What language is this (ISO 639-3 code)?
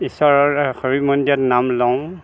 asm